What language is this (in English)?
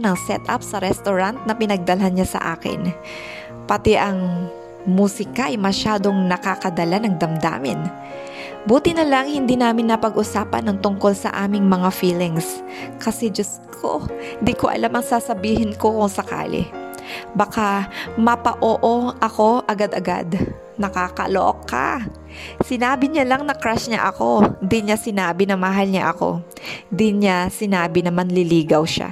Filipino